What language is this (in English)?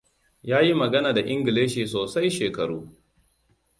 Hausa